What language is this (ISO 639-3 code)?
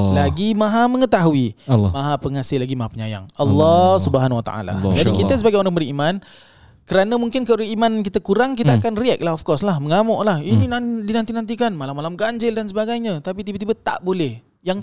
msa